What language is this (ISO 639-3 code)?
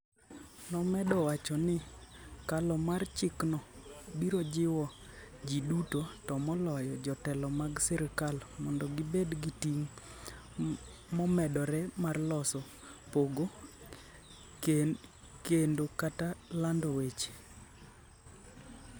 luo